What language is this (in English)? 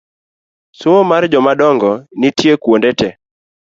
Luo (Kenya and Tanzania)